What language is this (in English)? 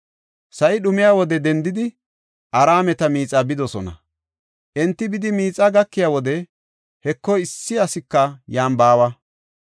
Gofa